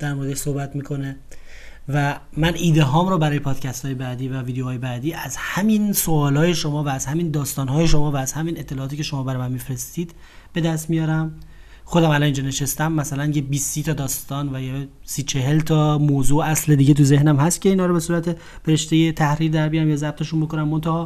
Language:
Persian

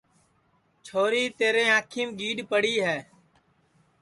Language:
Sansi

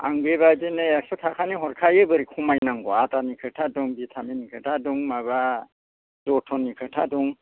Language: Bodo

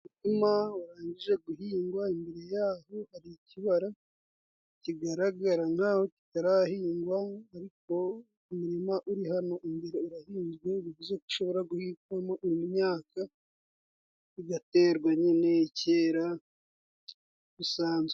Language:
Kinyarwanda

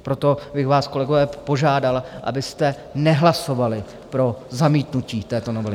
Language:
Czech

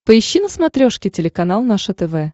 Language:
Russian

